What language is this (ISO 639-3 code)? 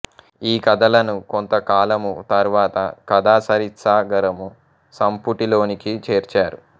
tel